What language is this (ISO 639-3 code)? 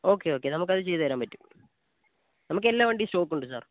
mal